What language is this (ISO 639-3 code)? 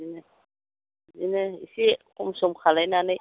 brx